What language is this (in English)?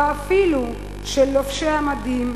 Hebrew